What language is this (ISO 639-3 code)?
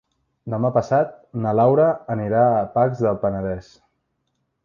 cat